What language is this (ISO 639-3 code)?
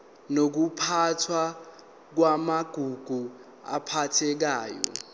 zul